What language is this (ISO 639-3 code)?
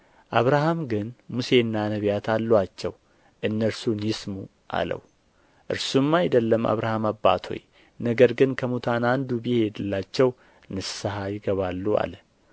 amh